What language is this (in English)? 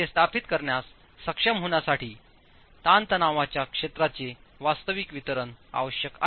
Marathi